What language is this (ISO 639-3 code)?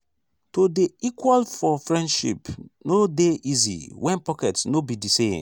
pcm